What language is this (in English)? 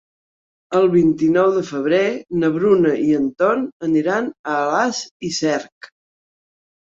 Catalan